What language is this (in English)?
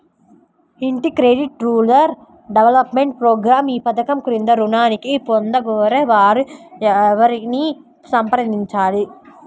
Telugu